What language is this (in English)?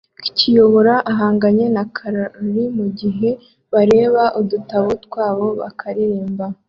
Kinyarwanda